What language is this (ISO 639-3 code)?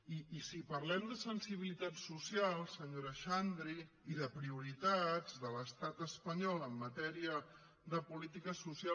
cat